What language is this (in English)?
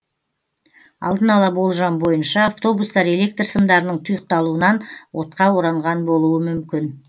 Kazakh